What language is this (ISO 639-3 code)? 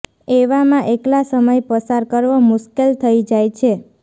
guj